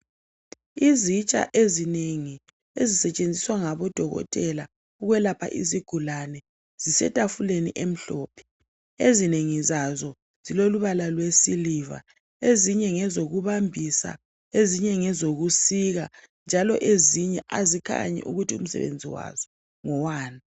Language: North Ndebele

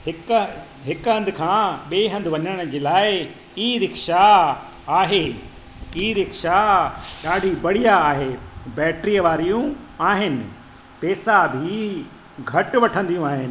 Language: Sindhi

